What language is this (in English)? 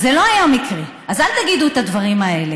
Hebrew